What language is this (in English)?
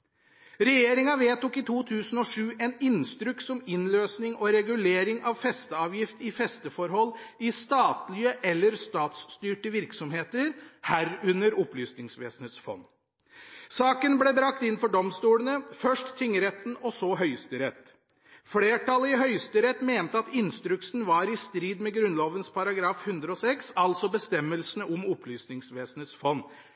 Norwegian Bokmål